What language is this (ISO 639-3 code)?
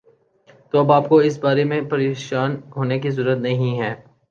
urd